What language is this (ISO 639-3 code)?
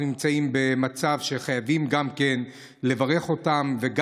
heb